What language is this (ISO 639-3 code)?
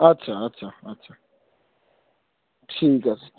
ben